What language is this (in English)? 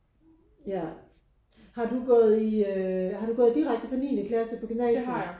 Danish